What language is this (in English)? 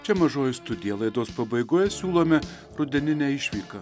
Lithuanian